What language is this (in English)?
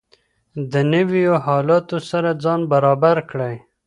Pashto